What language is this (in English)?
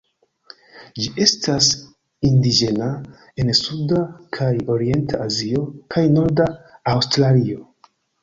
Esperanto